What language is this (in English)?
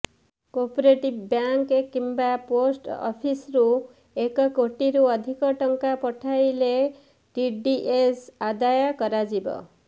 Odia